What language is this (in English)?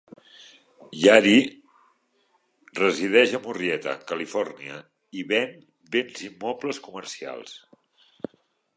Catalan